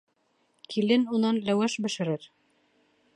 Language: Bashkir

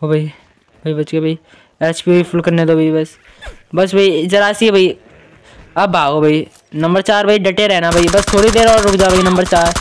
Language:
Hindi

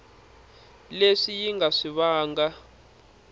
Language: Tsonga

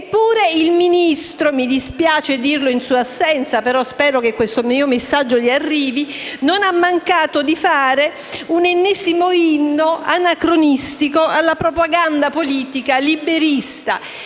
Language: Italian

